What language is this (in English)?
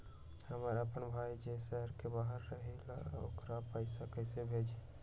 Magahi